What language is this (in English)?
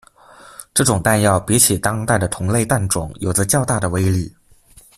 Chinese